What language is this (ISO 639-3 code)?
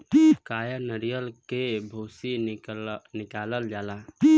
bho